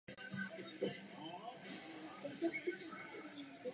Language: Czech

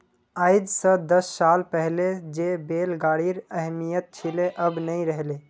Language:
Magahi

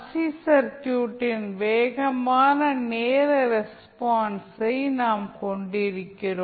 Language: Tamil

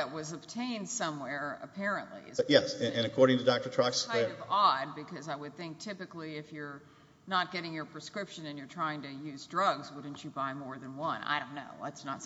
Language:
English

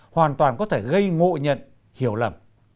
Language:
Vietnamese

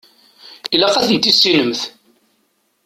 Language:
Kabyle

